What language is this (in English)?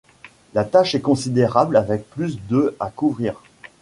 French